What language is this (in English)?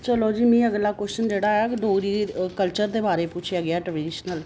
Dogri